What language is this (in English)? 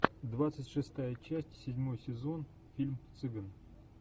Russian